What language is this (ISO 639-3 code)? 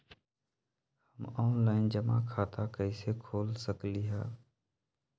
mag